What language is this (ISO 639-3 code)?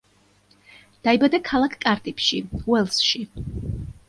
kat